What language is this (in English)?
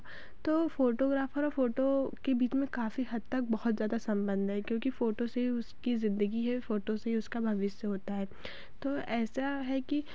Hindi